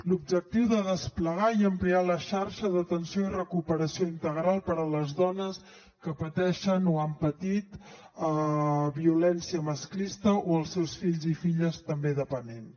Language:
Catalan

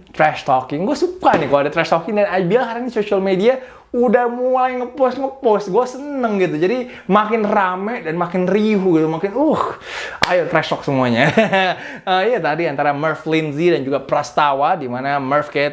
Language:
Indonesian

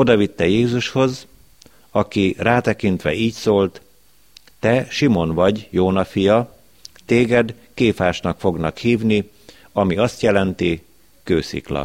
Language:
Hungarian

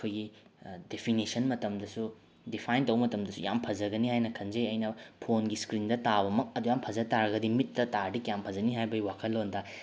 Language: Manipuri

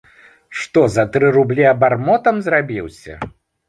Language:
Belarusian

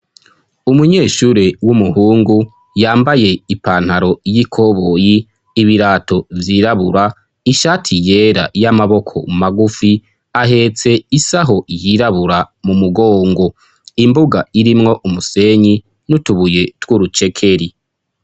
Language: Rundi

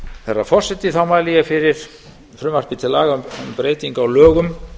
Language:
Icelandic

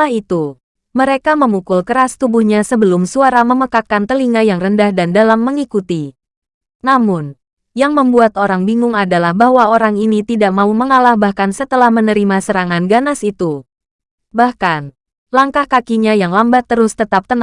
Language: Indonesian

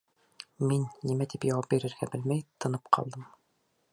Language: Bashkir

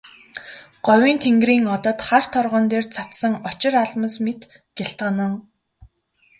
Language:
Mongolian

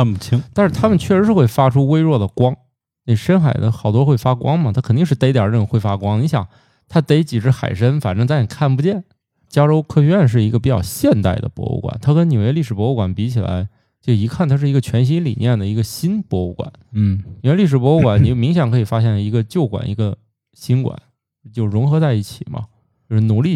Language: Chinese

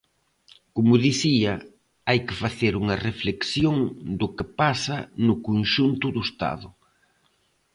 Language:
Galician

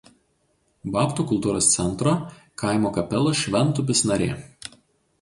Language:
Lithuanian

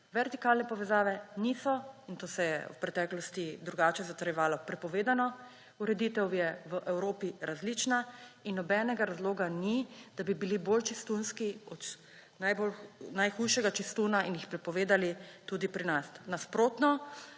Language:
Slovenian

